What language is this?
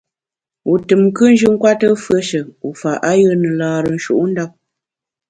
Bamun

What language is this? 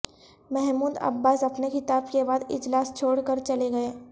Urdu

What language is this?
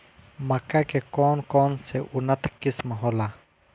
Bhojpuri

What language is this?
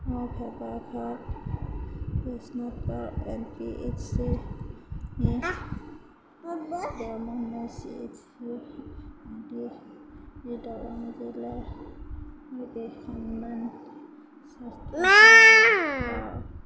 Assamese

